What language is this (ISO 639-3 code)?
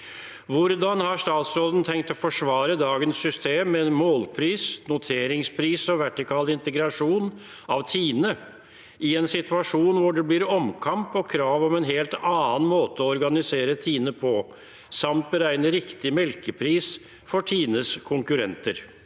nor